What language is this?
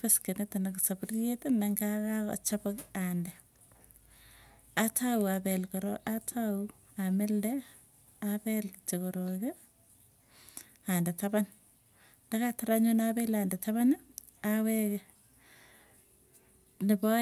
Tugen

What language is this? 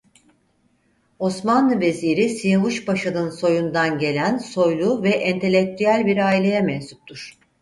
Turkish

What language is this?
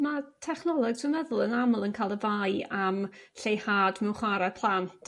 Welsh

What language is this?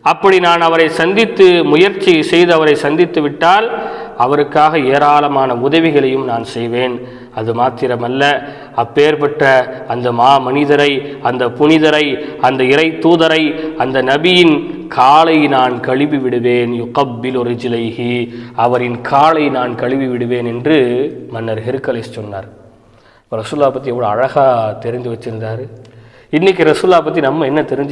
Tamil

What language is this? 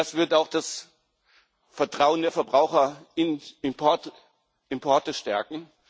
German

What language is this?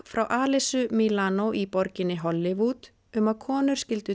Icelandic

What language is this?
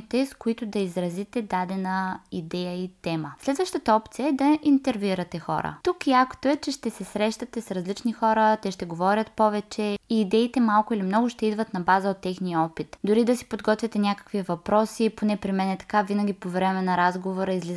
Bulgarian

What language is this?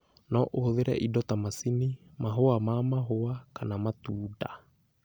Kikuyu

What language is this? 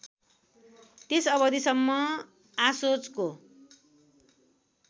Nepali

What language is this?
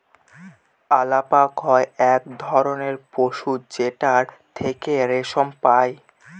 Bangla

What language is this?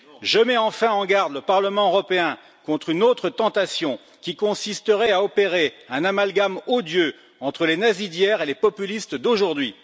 French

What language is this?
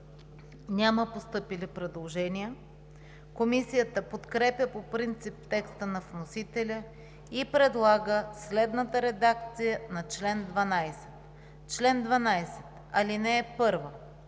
Bulgarian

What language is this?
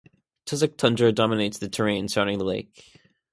English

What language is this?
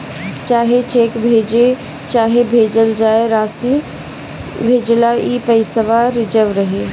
Bhojpuri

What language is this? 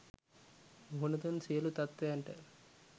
Sinhala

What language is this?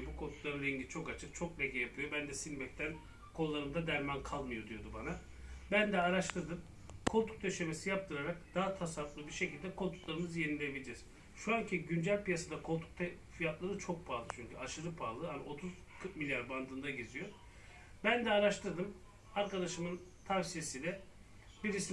Turkish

